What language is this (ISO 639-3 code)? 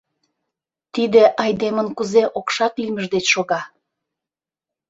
chm